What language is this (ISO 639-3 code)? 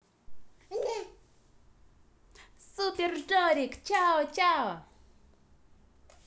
rus